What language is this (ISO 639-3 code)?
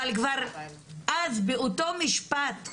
heb